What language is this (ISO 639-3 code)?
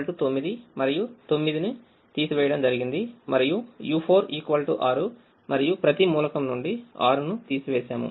tel